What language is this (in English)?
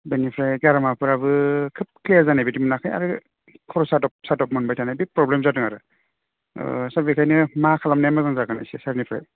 Bodo